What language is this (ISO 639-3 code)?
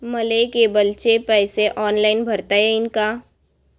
mar